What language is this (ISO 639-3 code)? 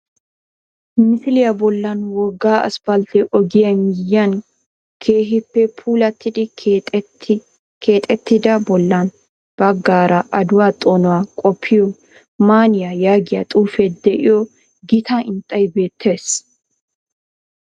wal